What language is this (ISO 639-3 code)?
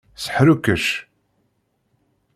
kab